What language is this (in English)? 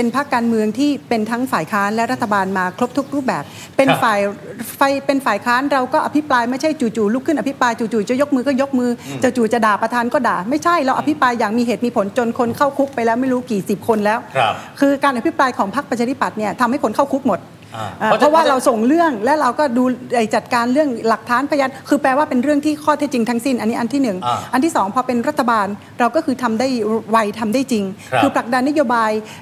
Thai